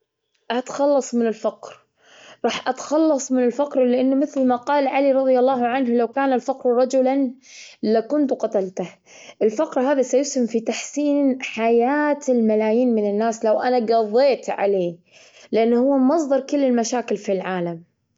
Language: Gulf Arabic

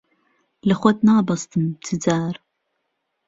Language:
Central Kurdish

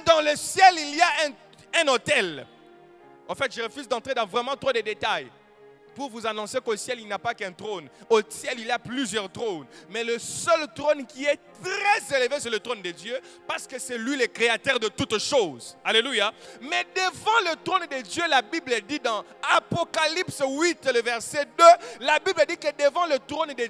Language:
French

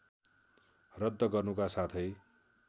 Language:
Nepali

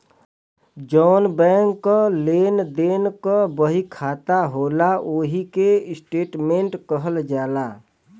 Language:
Bhojpuri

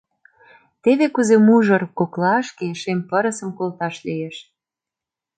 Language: Mari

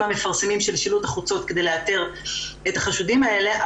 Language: Hebrew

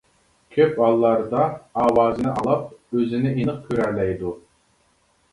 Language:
Uyghur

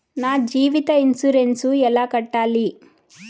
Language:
Telugu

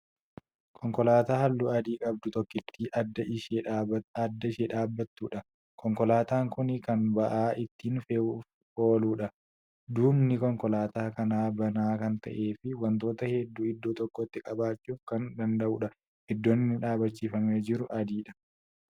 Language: Oromo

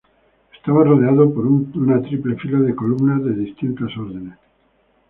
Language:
Spanish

